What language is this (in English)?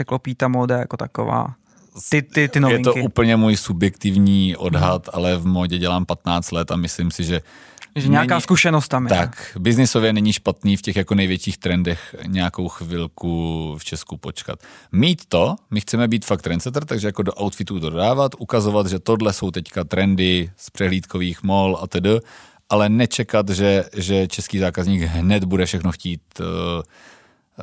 Czech